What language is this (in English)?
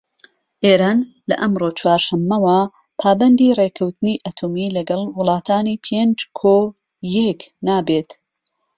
Central Kurdish